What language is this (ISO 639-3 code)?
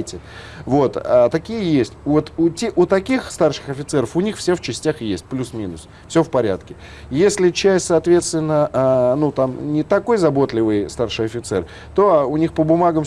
rus